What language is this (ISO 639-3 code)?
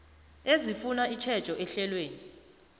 nbl